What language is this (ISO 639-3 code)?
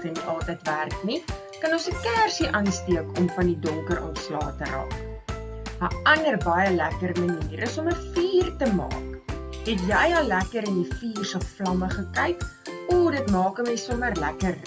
nld